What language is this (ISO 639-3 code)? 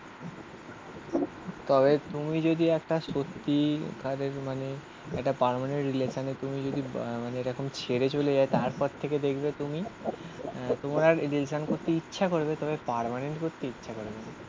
ben